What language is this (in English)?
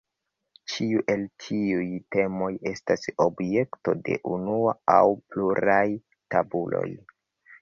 Esperanto